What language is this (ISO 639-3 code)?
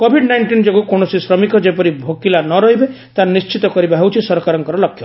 ori